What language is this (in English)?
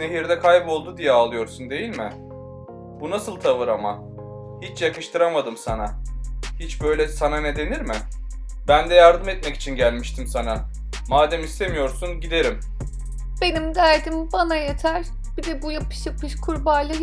Turkish